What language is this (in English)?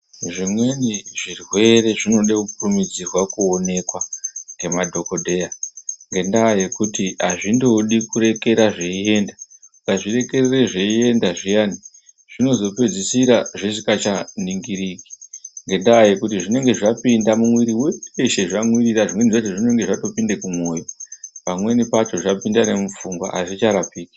Ndau